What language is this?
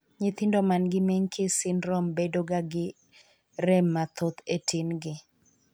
Luo (Kenya and Tanzania)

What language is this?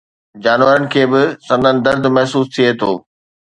Sindhi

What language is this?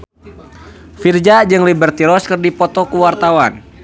Sundanese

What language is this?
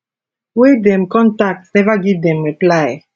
Nigerian Pidgin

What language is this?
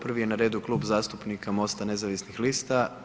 Croatian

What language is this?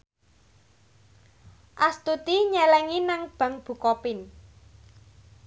Javanese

